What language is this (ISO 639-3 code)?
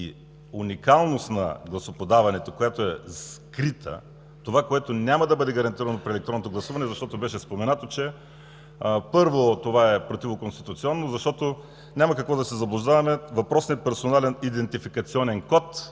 bul